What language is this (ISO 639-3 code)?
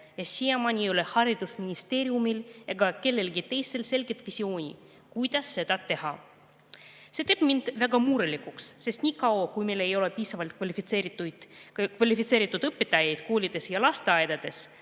est